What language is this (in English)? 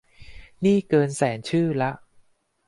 Thai